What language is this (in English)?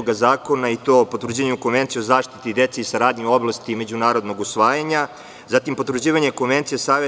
Serbian